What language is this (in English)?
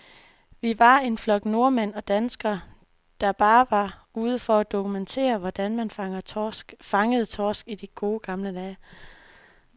Danish